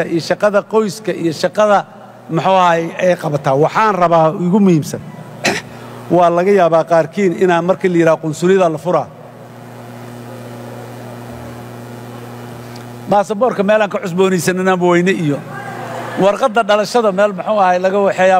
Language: Arabic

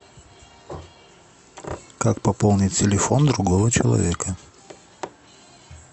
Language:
Russian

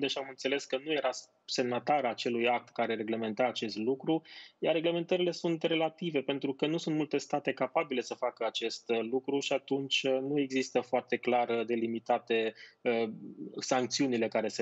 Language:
Romanian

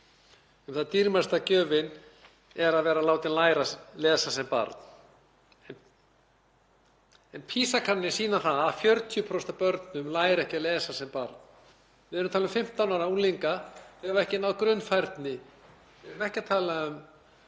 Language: Icelandic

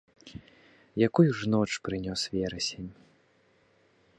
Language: Belarusian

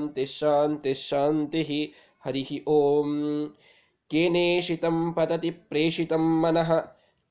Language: Kannada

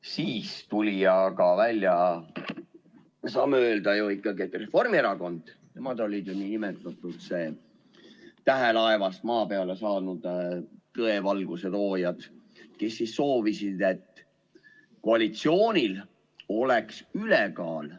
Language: Estonian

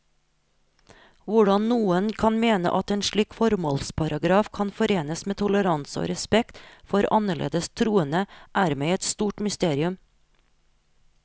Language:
Norwegian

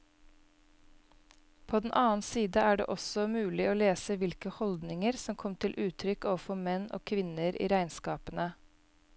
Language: Norwegian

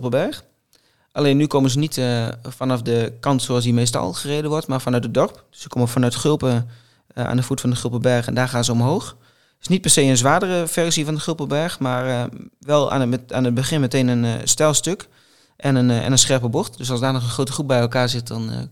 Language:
Dutch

